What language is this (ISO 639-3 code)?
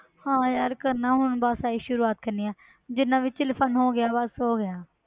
pan